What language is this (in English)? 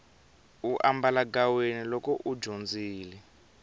Tsonga